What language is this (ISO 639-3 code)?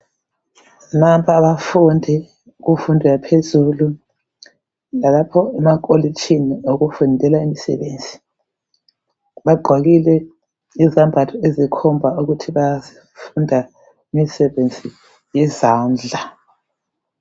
nde